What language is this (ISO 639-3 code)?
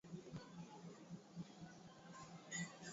swa